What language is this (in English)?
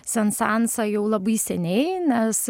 Lithuanian